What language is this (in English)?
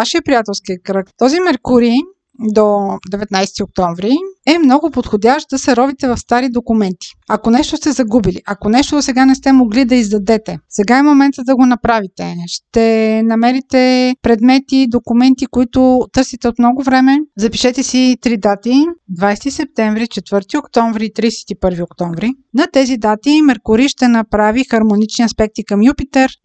Bulgarian